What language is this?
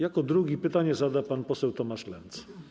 Polish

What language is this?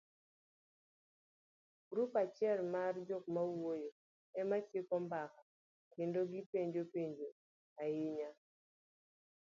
Luo (Kenya and Tanzania)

